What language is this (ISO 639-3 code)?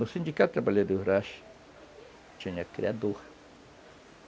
por